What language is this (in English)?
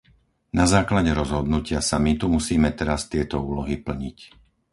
Slovak